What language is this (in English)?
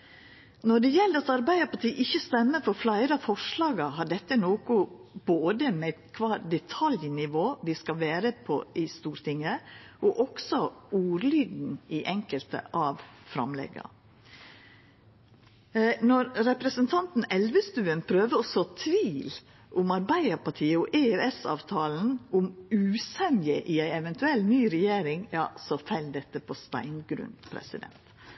Norwegian Nynorsk